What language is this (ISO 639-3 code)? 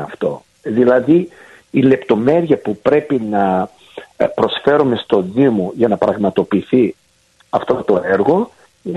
ell